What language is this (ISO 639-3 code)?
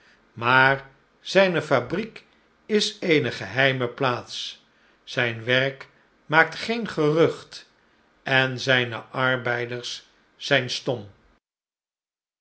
nld